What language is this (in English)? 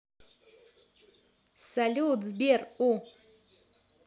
Russian